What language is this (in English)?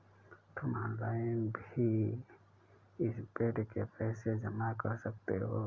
Hindi